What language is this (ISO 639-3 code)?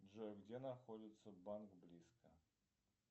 rus